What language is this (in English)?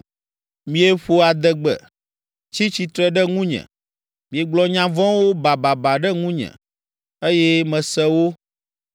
Ewe